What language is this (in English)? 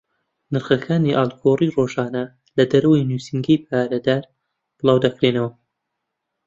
Central Kurdish